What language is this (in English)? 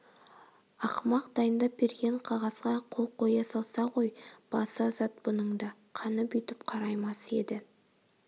Kazakh